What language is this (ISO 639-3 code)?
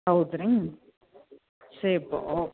kan